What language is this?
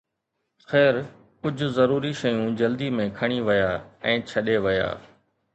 Sindhi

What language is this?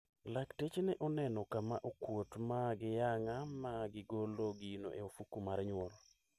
Luo (Kenya and Tanzania)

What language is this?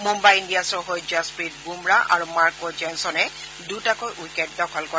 Assamese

